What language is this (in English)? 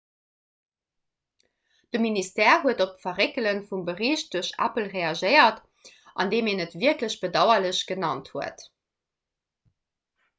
Luxembourgish